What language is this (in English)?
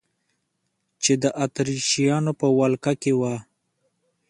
Pashto